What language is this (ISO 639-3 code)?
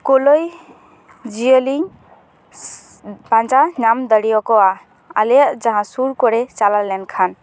sat